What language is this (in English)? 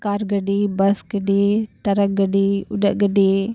Santali